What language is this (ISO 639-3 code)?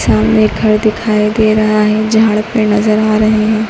hin